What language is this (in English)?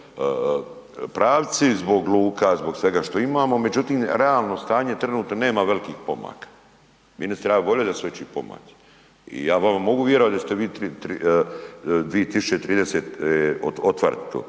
Croatian